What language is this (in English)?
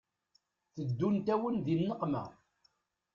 Kabyle